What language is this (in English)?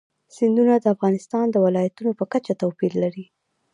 Pashto